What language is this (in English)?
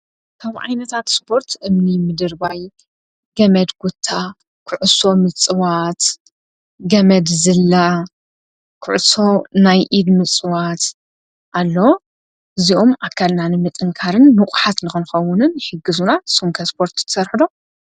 Tigrinya